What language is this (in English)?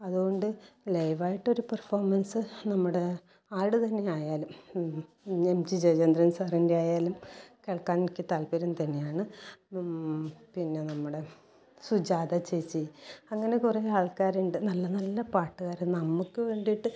Malayalam